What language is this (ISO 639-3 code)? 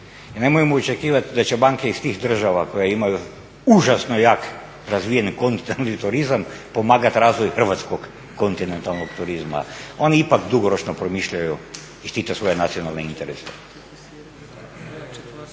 hrv